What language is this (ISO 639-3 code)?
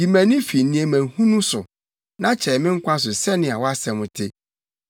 aka